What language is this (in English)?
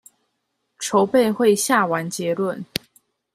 Chinese